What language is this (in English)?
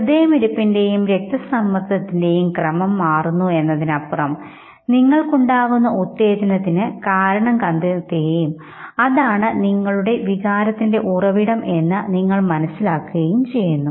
Malayalam